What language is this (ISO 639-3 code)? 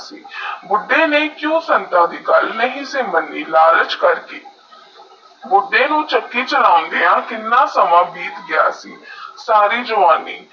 pan